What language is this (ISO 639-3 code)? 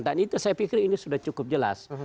ind